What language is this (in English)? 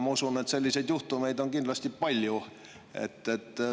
Estonian